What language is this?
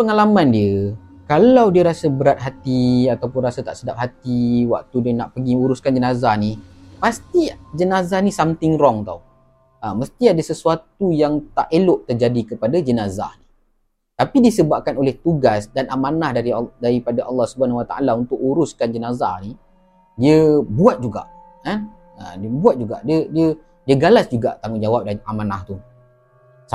Malay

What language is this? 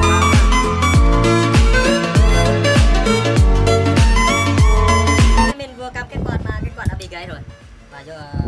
Vietnamese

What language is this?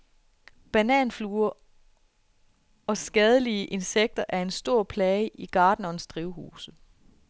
Danish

